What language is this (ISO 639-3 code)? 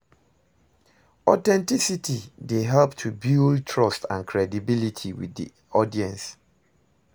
pcm